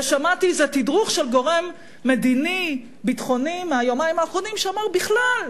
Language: Hebrew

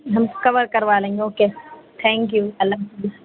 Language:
Urdu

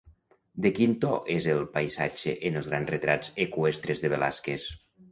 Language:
Catalan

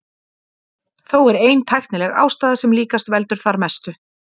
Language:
Icelandic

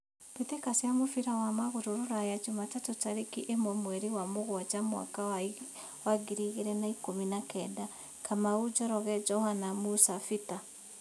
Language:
Kikuyu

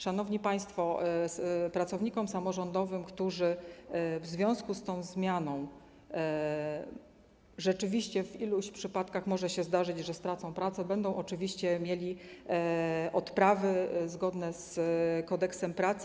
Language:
Polish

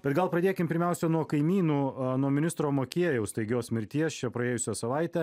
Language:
Lithuanian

